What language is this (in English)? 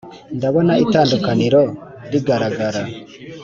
Kinyarwanda